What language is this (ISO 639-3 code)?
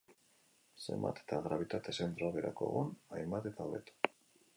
eus